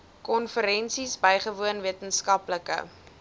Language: Afrikaans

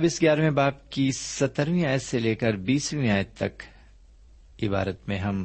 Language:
Urdu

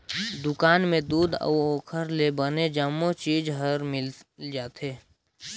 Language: Chhattisgarhi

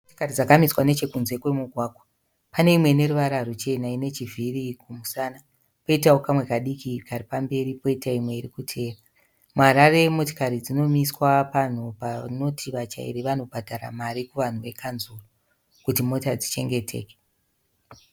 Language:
Shona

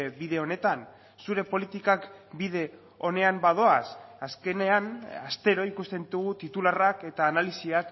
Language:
Basque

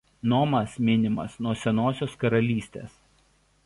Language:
Lithuanian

